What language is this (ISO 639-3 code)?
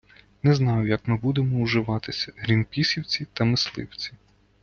ukr